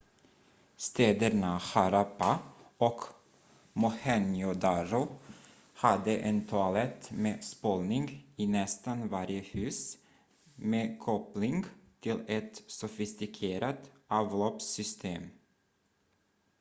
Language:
Swedish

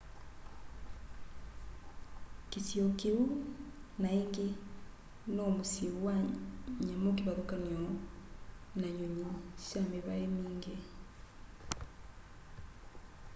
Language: Kamba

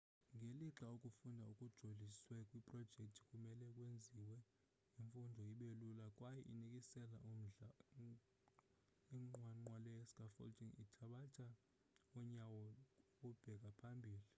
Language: Xhosa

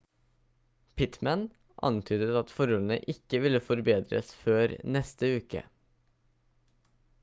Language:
Norwegian Bokmål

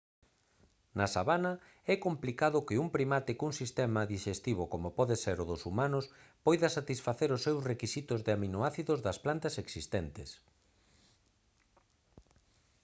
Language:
Galician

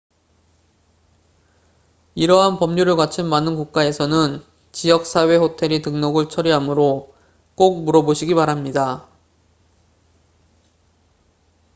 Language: Korean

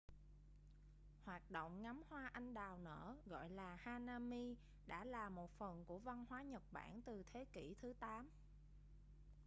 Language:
Vietnamese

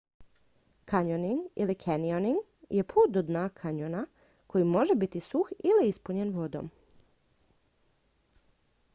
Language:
Croatian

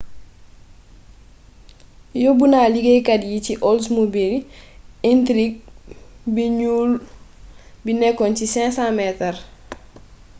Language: Wolof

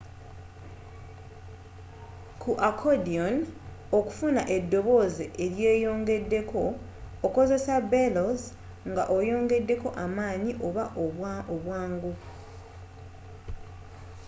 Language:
Ganda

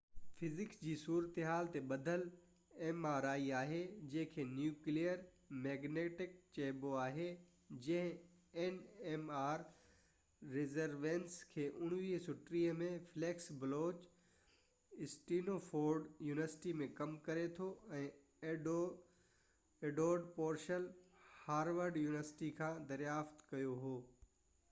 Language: Sindhi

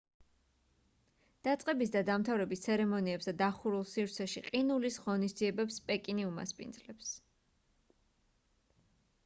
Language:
Georgian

